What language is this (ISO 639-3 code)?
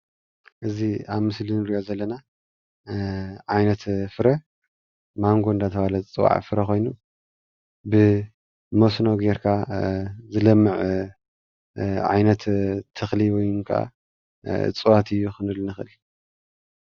tir